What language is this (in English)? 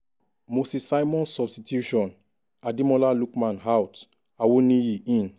Nigerian Pidgin